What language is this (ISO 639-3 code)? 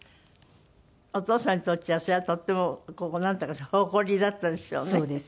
jpn